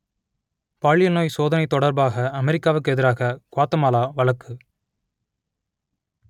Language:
Tamil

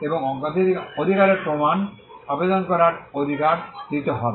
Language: Bangla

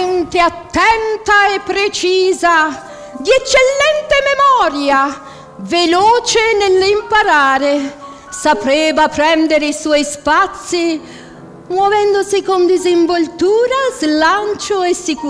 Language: Italian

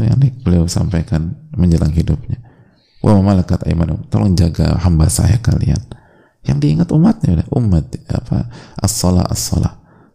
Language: Indonesian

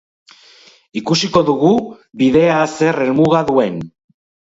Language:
Basque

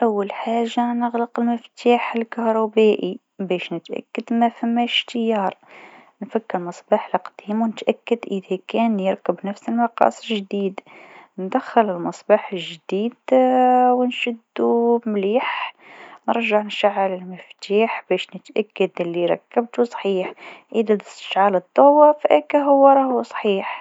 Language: Tunisian Arabic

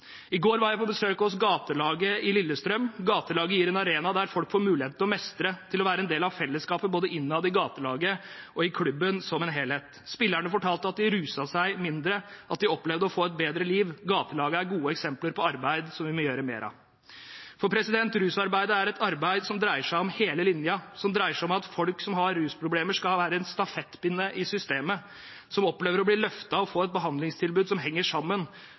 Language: Norwegian Bokmål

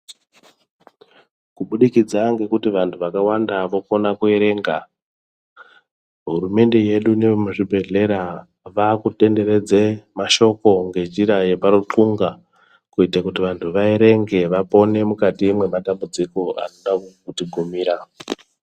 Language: Ndau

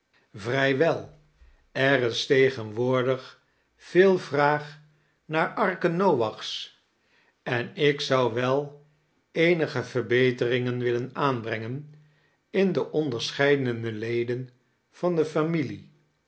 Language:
Dutch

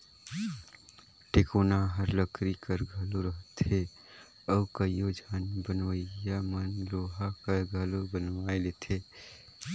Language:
Chhattisgarhi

